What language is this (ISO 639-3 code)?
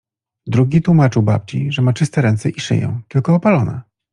pol